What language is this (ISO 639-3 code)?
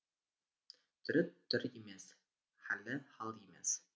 kaz